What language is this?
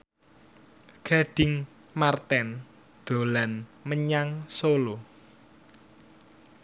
Javanese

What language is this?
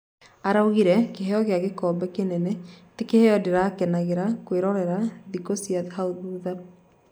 Kikuyu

